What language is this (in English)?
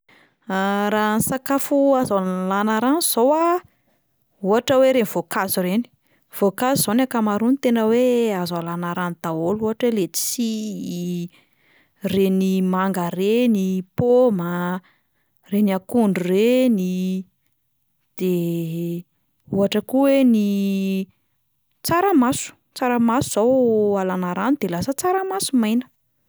Malagasy